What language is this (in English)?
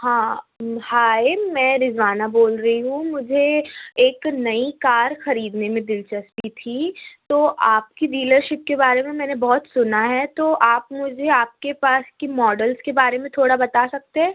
Urdu